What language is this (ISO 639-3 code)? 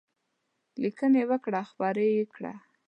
pus